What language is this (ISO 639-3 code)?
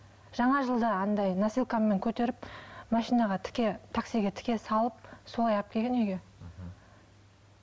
kaz